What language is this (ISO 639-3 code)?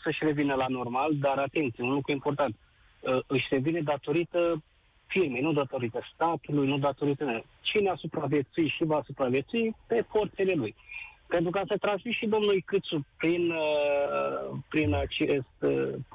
ron